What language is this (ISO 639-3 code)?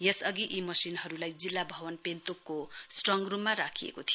nep